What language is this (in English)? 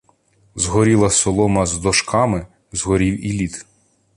Ukrainian